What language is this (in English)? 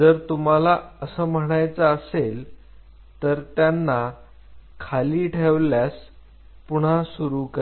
Marathi